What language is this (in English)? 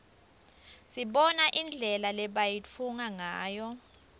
Swati